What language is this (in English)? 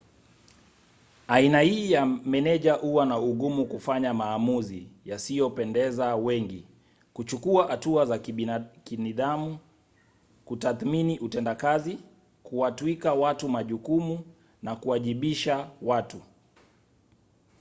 Swahili